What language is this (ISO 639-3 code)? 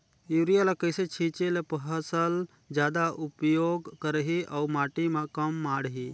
hne